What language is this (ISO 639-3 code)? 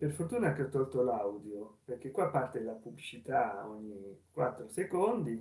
ita